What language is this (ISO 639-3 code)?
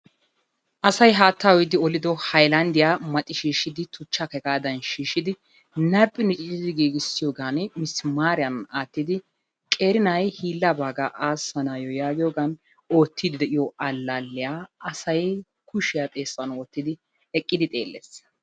wal